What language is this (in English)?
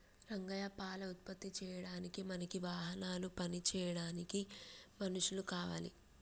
Telugu